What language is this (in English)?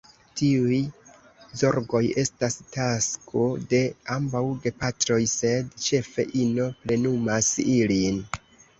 Esperanto